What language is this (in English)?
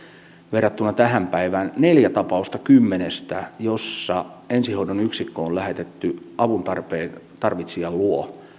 Finnish